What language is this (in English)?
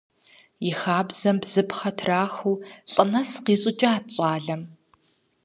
Kabardian